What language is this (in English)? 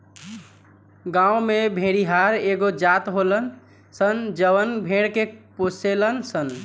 Bhojpuri